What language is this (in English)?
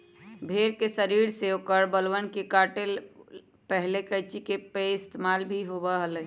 Magahi